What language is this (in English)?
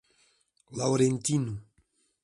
Portuguese